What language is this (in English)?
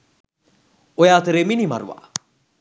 Sinhala